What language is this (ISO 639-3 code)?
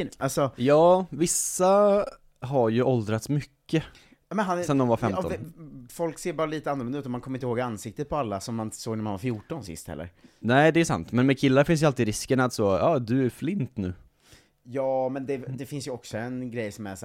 swe